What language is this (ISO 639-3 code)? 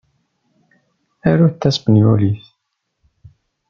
kab